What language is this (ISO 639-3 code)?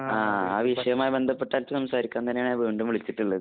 mal